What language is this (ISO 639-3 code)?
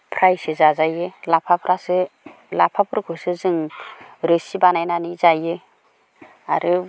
brx